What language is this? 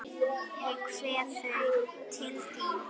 Icelandic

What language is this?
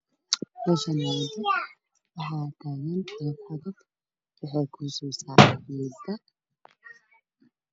Somali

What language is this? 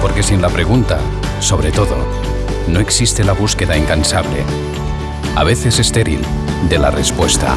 Spanish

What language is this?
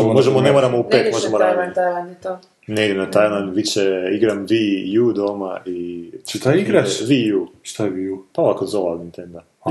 Croatian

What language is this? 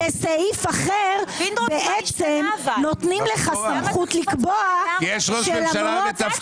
Hebrew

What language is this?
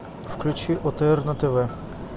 Russian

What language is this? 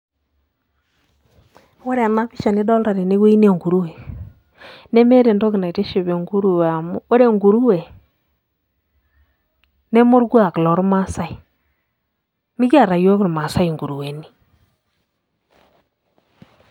Masai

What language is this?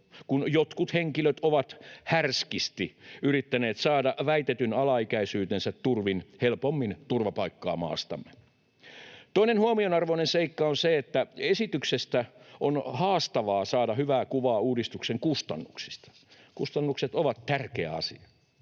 Finnish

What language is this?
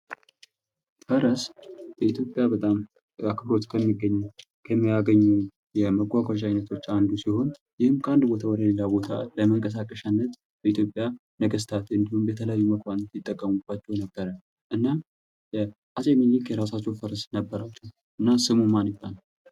Amharic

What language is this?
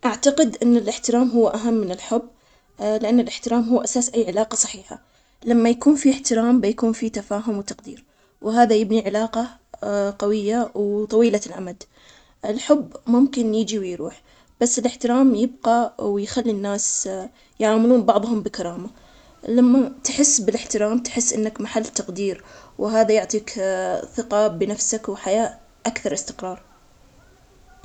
Omani Arabic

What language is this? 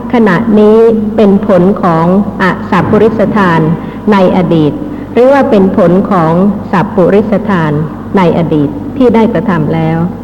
Thai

